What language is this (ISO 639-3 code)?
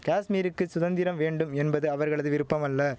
tam